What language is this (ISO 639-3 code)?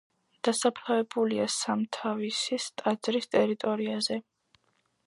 kat